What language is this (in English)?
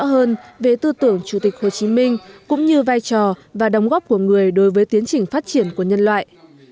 Vietnamese